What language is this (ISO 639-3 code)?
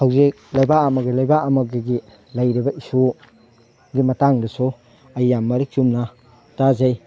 mni